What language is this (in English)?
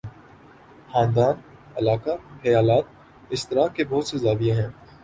Urdu